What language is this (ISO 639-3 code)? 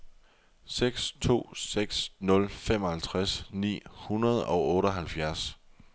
dan